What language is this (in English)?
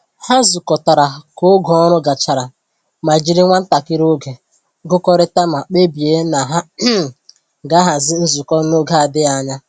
Igbo